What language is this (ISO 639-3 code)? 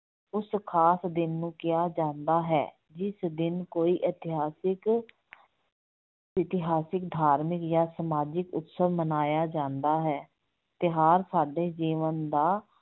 pan